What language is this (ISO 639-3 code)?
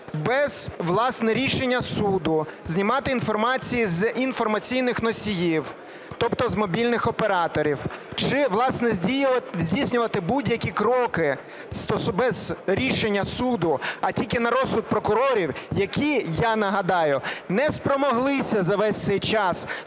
ukr